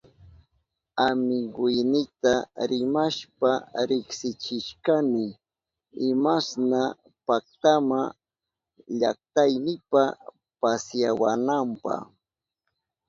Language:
Southern Pastaza Quechua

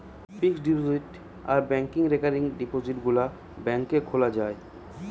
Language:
Bangla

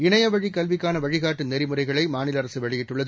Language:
Tamil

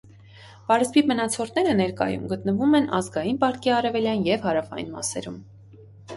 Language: Armenian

